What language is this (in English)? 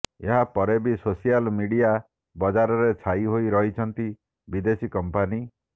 Odia